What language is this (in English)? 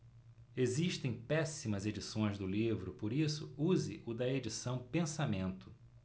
Portuguese